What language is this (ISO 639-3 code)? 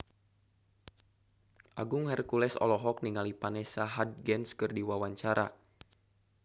sun